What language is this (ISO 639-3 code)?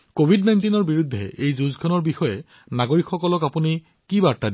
asm